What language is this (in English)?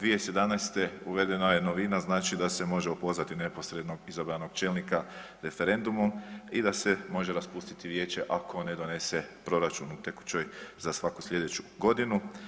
Croatian